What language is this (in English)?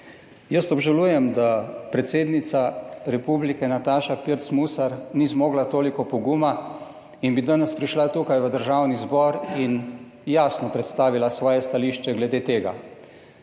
Slovenian